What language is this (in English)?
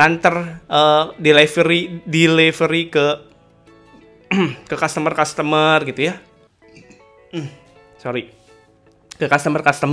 Indonesian